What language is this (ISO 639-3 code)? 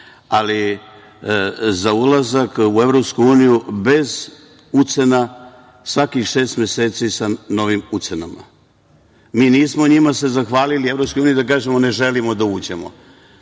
srp